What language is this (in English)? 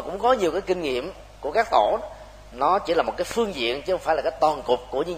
Vietnamese